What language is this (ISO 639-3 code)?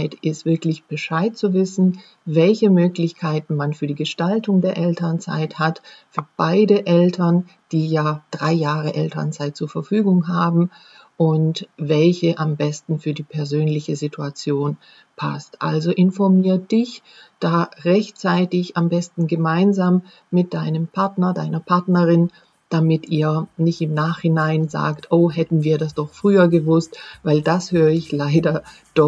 deu